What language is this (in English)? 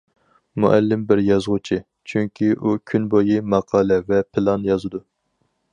Uyghur